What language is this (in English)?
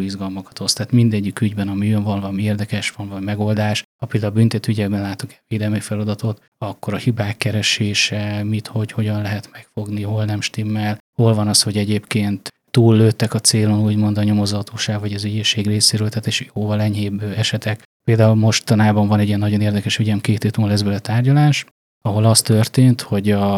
Hungarian